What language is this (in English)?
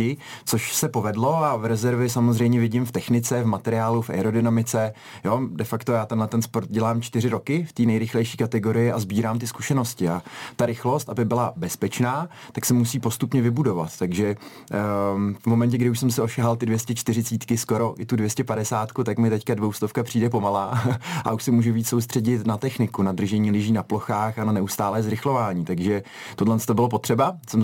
Czech